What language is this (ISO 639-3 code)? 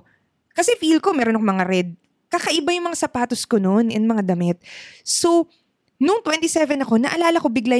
fil